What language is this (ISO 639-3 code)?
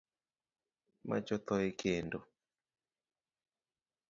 luo